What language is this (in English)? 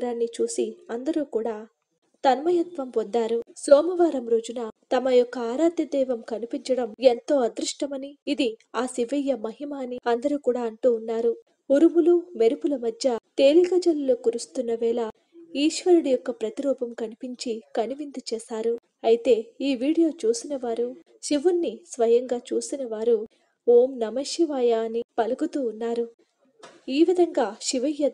Telugu